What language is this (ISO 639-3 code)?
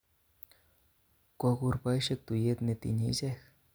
kln